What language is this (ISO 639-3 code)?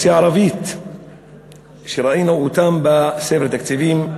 heb